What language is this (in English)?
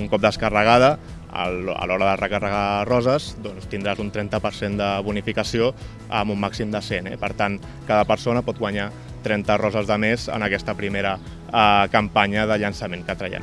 Catalan